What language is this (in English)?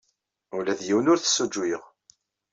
Kabyle